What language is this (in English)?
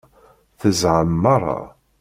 Kabyle